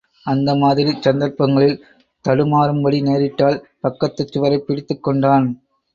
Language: Tamil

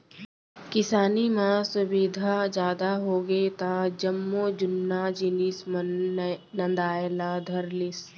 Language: Chhattisgarhi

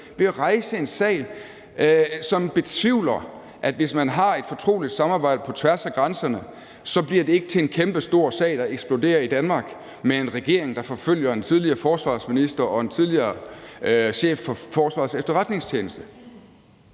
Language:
Danish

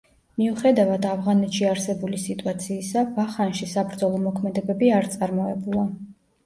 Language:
Georgian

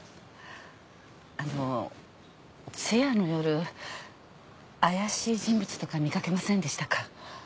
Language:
Japanese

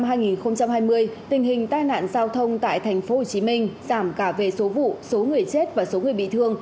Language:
Vietnamese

